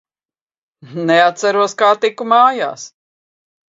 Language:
Latvian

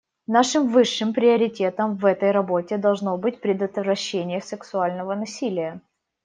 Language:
Russian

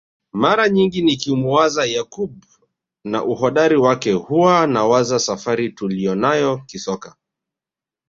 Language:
Swahili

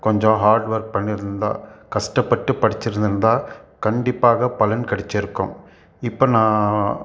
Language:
Tamil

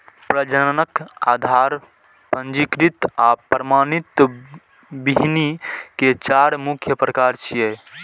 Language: Maithili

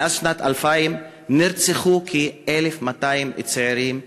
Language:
Hebrew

